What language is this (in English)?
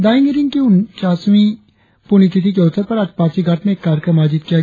Hindi